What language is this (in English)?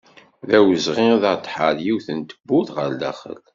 Kabyle